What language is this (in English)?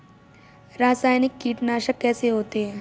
Hindi